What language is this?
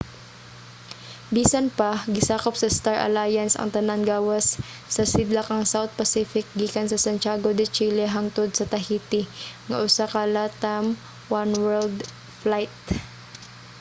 Cebuano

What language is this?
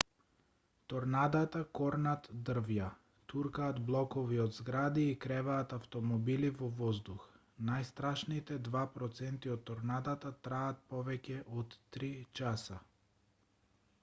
Macedonian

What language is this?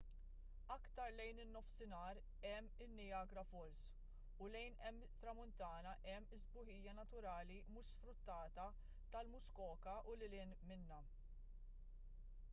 Maltese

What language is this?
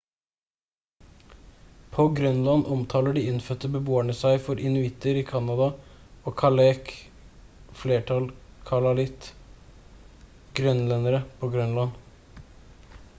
Norwegian Bokmål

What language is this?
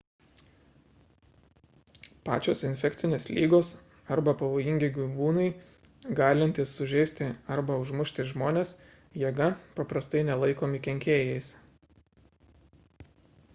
Lithuanian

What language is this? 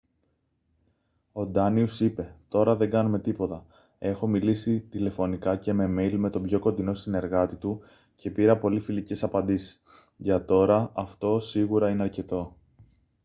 Greek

